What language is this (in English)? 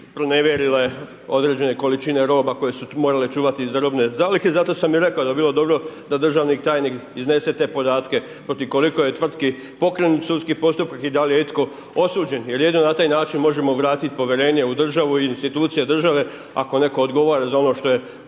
Croatian